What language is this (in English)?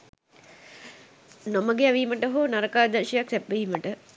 Sinhala